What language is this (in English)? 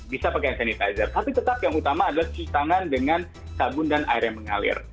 Indonesian